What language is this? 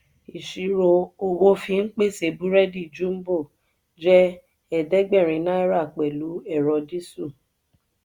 Yoruba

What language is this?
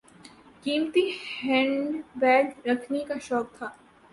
Urdu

